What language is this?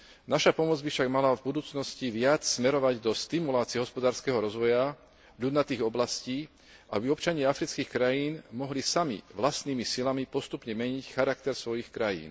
Slovak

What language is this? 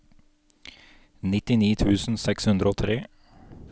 Norwegian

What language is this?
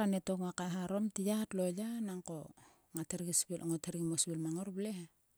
Sulka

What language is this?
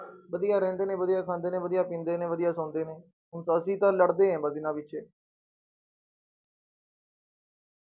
Punjabi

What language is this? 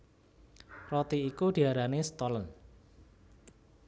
Javanese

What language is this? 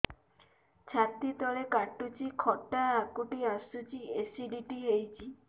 Odia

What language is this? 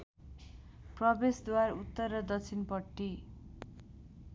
Nepali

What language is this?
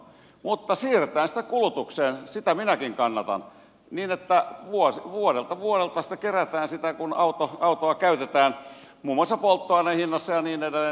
Finnish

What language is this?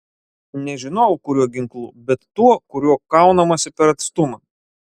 Lithuanian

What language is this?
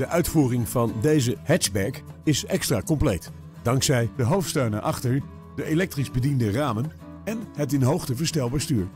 Dutch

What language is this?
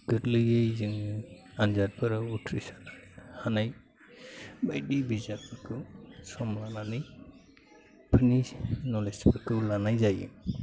Bodo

